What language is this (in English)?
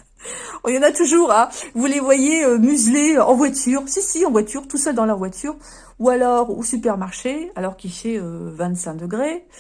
French